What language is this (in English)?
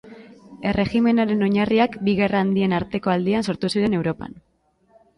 Basque